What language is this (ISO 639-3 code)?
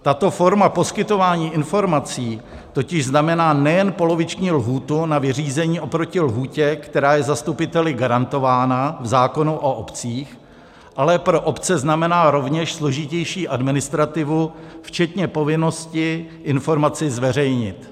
ces